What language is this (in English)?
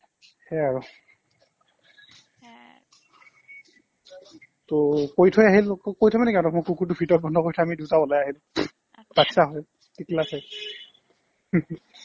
Assamese